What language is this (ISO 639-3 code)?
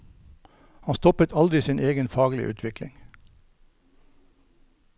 nor